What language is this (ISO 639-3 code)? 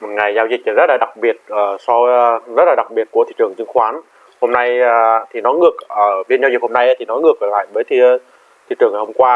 vie